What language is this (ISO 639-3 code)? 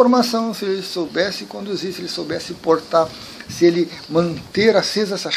por